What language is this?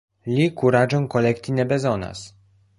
Esperanto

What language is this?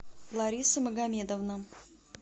Russian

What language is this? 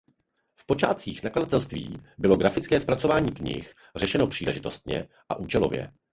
Czech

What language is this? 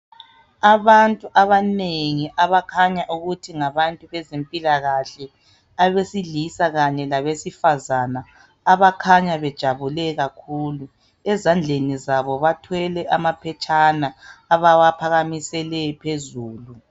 North Ndebele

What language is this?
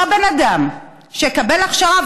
Hebrew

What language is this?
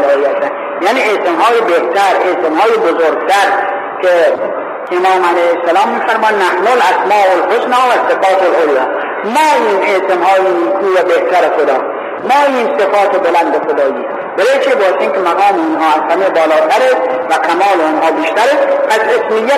Persian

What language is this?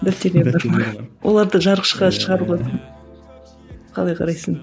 Kazakh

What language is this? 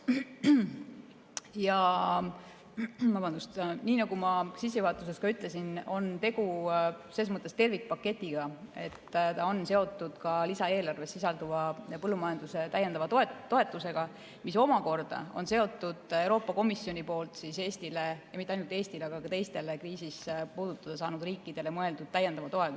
Estonian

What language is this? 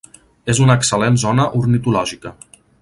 Catalan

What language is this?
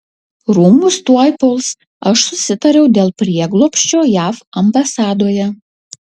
Lithuanian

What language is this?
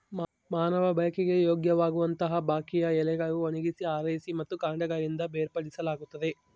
Kannada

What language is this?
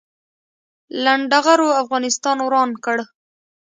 Pashto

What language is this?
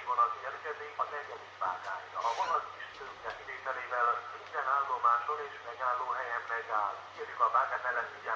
Hungarian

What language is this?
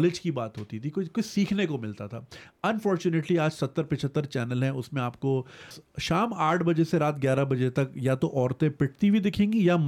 Urdu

